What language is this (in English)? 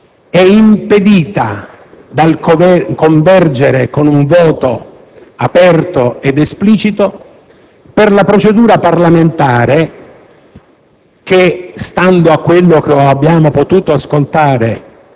Italian